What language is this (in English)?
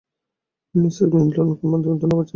Bangla